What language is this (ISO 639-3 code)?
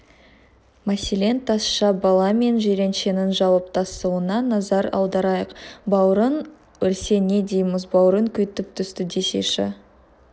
kaz